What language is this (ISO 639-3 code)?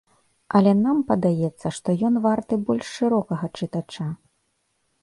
bel